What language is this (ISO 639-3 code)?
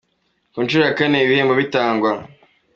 kin